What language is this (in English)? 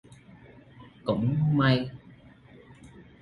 Vietnamese